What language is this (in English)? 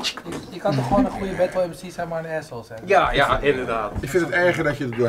Dutch